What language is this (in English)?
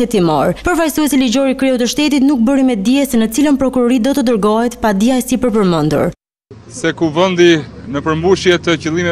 Romanian